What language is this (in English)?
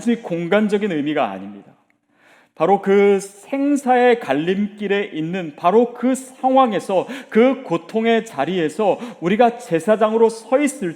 Korean